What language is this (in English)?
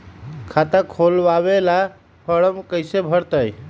Magahi